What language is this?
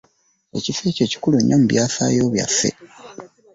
Ganda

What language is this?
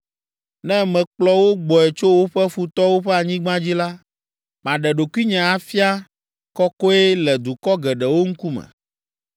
Ewe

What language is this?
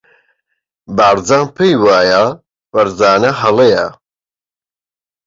Central Kurdish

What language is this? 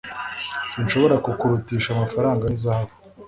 Kinyarwanda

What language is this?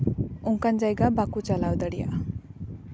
Santali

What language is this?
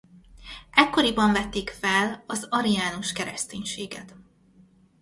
Hungarian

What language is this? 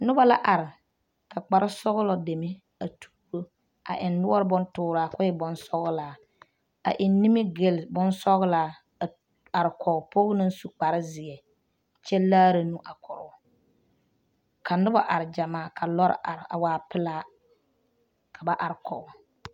Southern Dagaare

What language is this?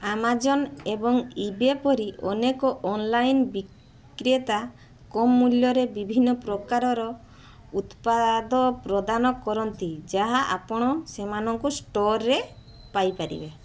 Odia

